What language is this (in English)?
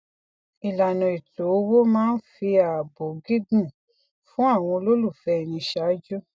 Yoruba